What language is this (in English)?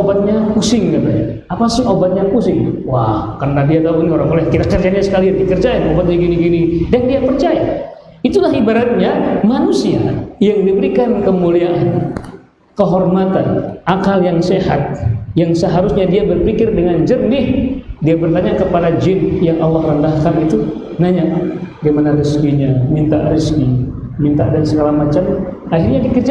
Indonesian